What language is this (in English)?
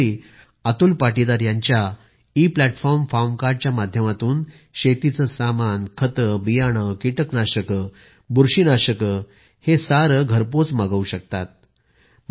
Marathi